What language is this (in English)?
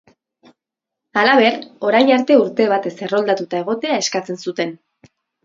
Basque